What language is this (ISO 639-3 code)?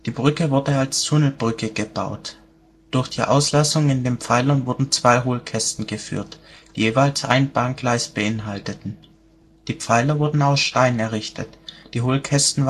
deu